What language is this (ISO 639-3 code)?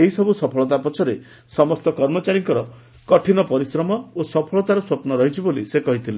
ori